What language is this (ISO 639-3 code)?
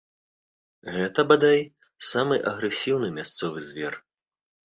bel